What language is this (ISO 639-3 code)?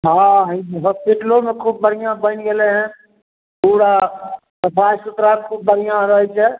mai